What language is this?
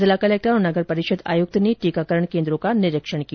Hindi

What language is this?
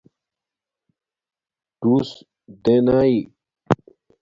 Domaaki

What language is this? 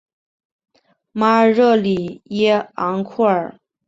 Chinese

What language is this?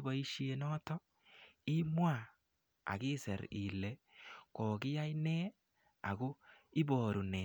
Kalenjin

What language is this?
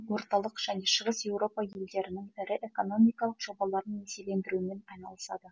Kazakh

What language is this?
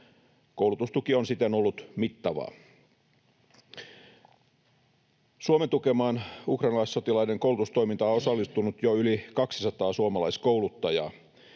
Finnish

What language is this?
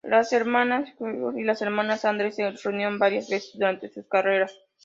Spanish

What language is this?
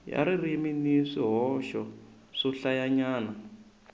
Tsonga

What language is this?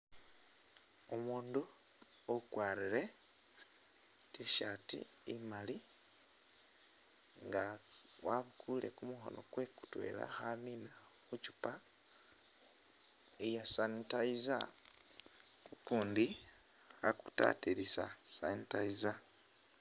Masaaba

